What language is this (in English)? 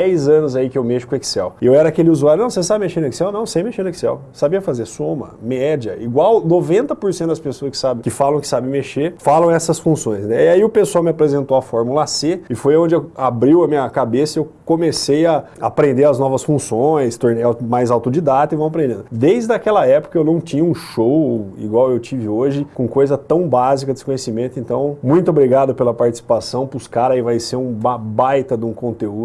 Portuguese